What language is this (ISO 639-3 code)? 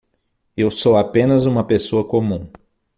por